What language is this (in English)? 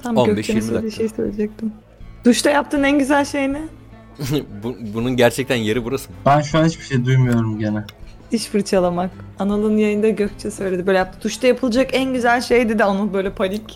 Turkish